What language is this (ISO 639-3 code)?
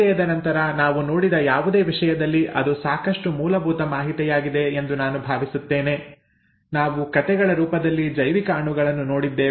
kan